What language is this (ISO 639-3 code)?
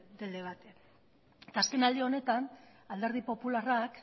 eus